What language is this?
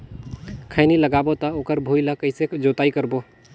Chhattisgarhi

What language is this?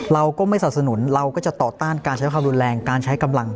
Thai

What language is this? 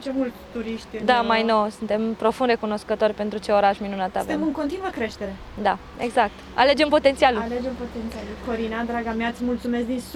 Romanian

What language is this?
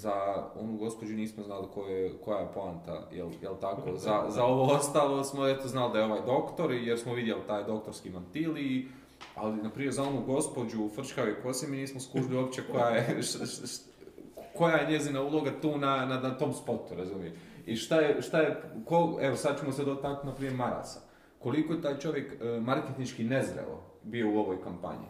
Croatian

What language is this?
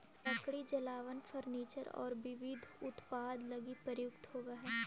Magahi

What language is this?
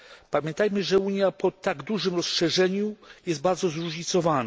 Polish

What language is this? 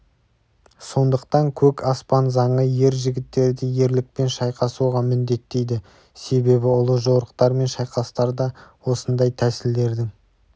Kazakh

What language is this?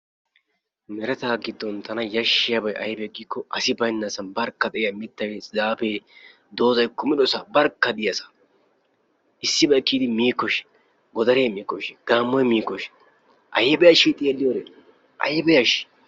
Wolaytta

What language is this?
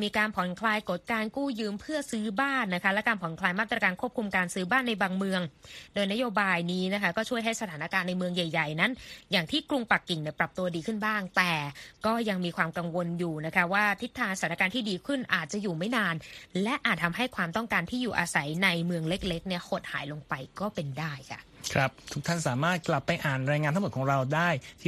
Thai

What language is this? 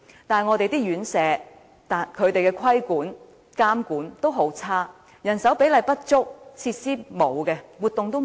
Cantonese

